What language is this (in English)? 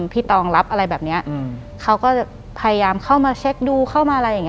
Thai